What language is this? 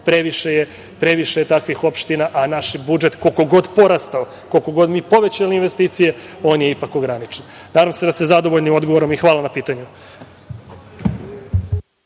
Serbian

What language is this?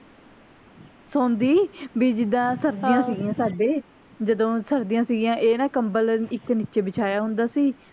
Punjabi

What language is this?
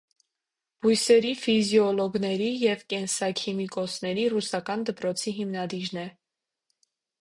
Armenian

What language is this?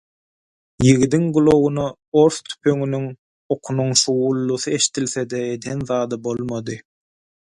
Turkmen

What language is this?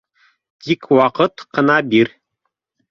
Bashkir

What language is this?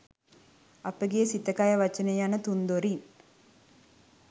Sinhala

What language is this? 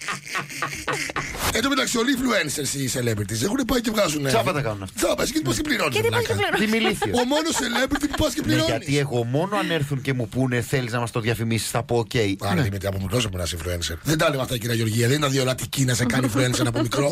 Greek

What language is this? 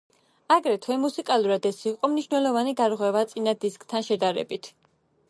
Georgian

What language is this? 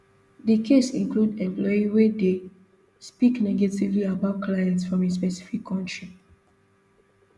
Nigerian Pidgin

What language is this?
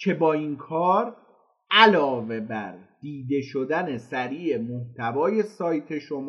Persian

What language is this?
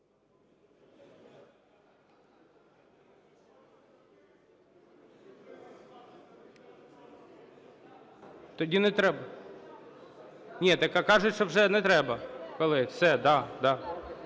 Ukrainian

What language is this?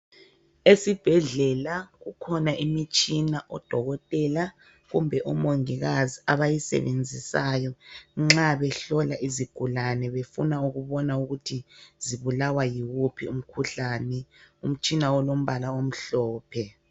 North Ndebele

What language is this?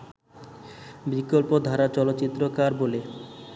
Bangla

